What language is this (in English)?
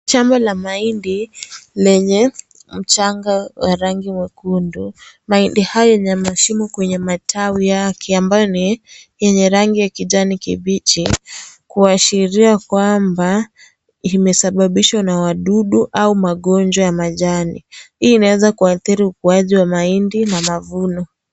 Swahili